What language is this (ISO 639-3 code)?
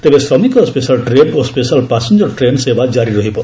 ori